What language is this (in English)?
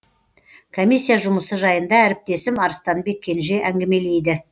Kazakh